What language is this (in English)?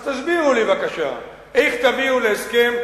Hebrew